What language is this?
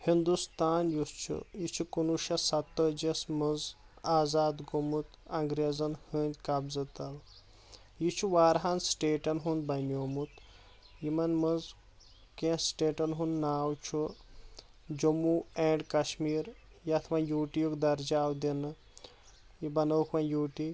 Kashmiri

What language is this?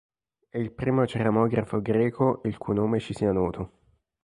Italian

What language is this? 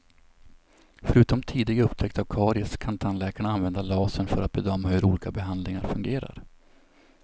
Swedish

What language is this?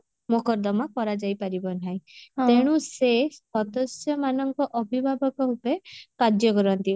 Odia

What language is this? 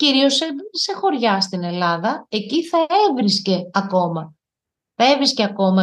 Greek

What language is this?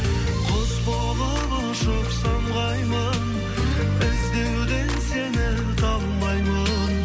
Kazakh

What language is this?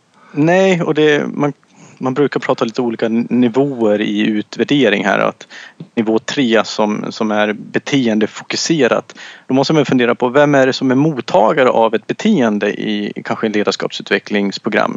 Swedish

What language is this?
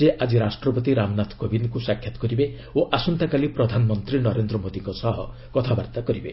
Odia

